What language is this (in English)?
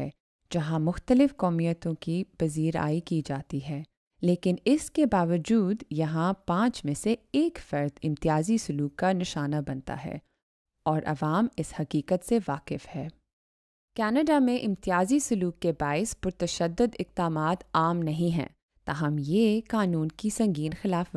Hindi